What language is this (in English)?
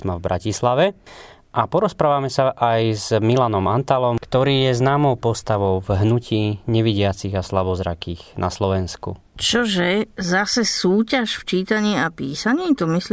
Slovak